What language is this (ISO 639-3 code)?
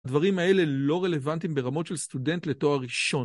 heb